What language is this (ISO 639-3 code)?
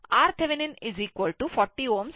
kan